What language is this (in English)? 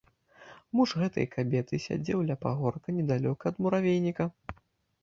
Belarusian